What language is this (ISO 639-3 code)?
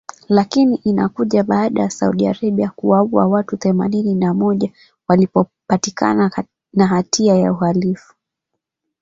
swa